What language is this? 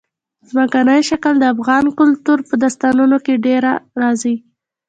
Pashto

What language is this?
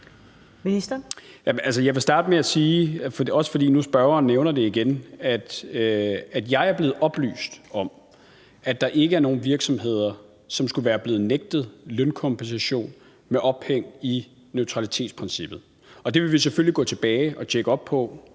Danish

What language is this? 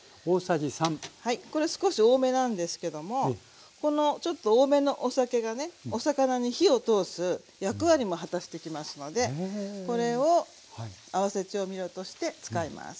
Japanese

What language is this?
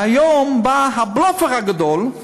Hebrew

